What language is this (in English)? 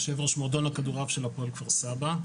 Hebrew